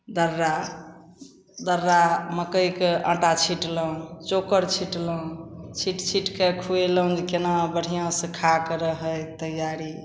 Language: Maithili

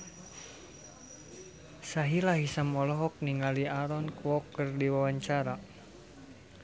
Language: Sundanese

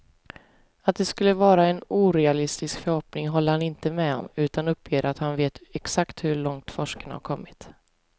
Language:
Swedish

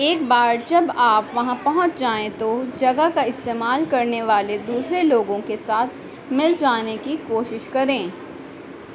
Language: Urdu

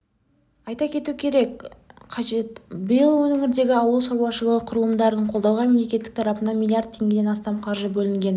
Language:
Kazakh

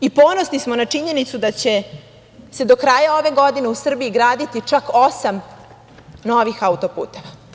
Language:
Serbian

